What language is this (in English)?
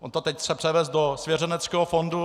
Czech